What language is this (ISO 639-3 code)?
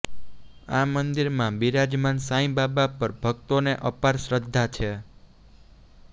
guj